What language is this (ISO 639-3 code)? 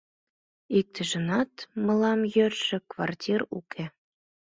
chm